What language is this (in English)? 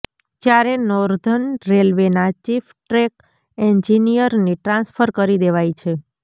Gujarati